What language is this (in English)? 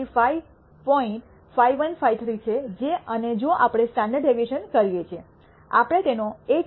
Gujarati